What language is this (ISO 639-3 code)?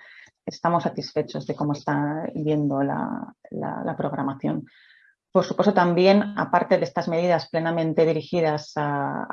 spa